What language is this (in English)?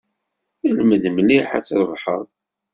Kabyle